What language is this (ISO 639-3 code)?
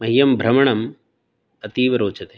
san